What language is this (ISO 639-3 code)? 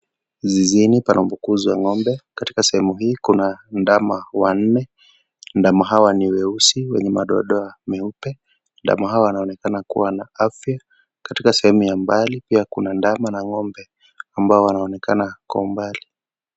swa